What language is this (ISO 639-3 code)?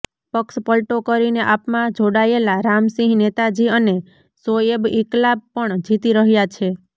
guj